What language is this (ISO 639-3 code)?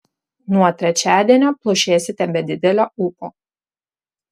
lit